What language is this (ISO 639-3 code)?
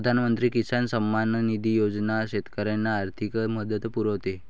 mar